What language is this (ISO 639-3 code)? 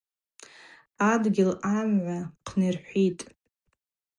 abq